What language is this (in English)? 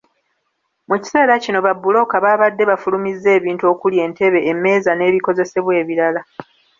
Ganda